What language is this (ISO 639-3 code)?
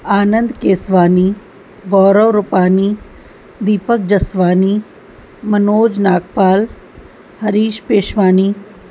snd